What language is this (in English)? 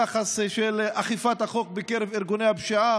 Hebrew